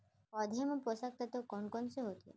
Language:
Chhattisgarhi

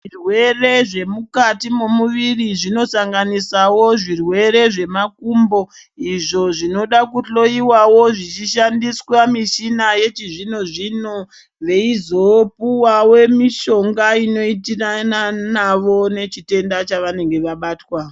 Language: Ndau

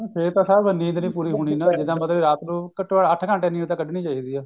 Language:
Punjabi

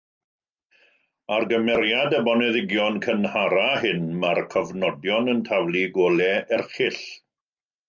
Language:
Welsh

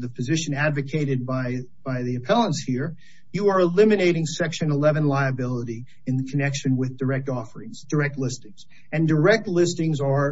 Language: English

